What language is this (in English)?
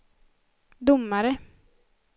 Swedish